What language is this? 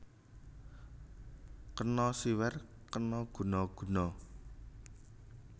Javanese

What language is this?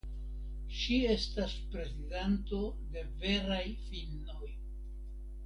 Esperanto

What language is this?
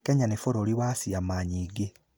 Kikuyu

